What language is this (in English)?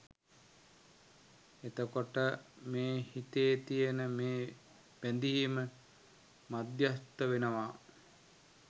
Sinhala